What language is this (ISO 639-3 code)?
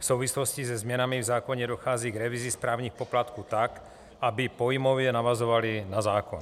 ces